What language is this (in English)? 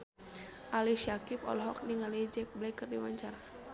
Sundanese